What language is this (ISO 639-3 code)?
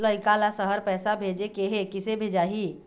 hne